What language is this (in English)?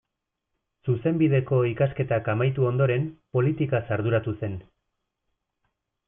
Basque